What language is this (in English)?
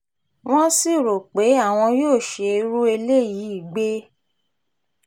Yoruba